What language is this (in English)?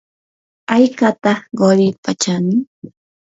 Yanahuanca Pasco Quechua